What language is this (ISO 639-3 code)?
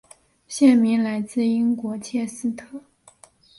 zho